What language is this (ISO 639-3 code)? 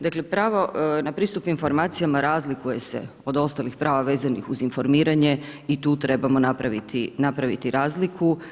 hrv